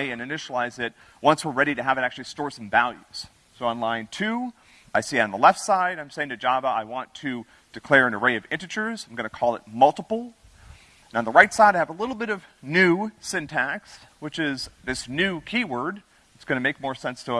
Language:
English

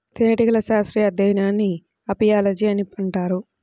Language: Telugu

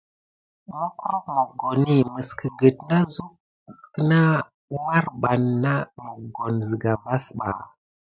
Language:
Gidar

